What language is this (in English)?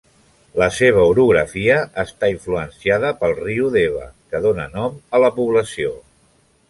Catalan